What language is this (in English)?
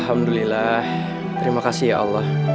Indonesian